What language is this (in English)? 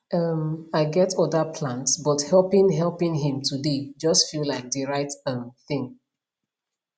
Nigerian Pidgin